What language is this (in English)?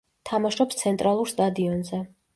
Georgian